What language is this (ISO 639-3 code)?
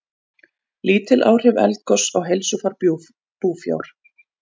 isl